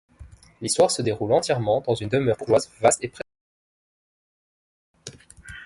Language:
French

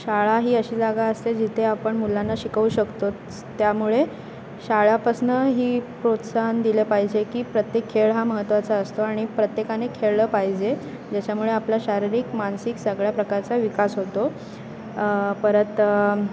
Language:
Marathi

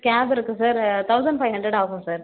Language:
Tamil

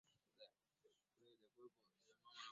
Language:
Swahili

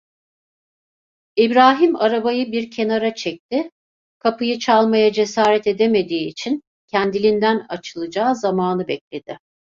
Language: Turkish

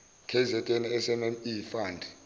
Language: Zulu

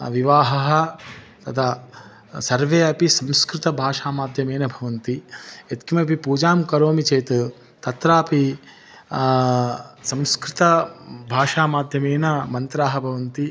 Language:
Sanskrit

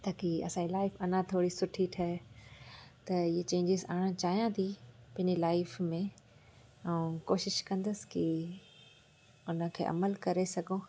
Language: Sindhi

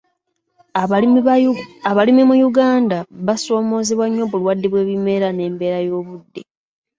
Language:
Ganda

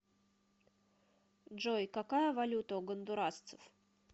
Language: Russian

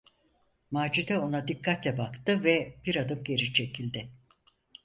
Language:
Turkish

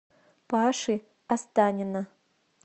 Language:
Russian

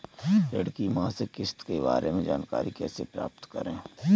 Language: Hindi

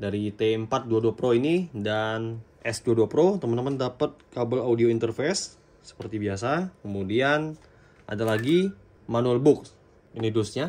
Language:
Indonesian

